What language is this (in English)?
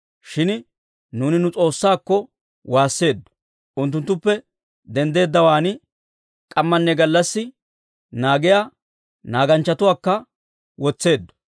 Dawro